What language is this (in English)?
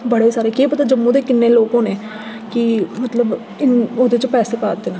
Dogri